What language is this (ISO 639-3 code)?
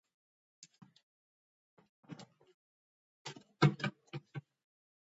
kat